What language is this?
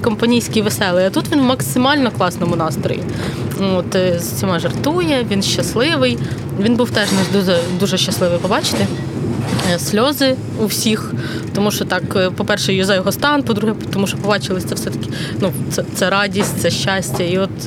Ukrainian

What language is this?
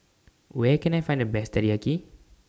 English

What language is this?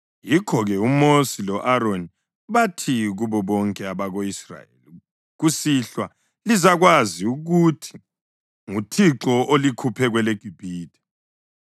North Ndebele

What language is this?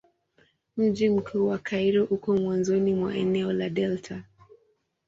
Swahili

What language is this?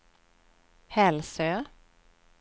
Swedish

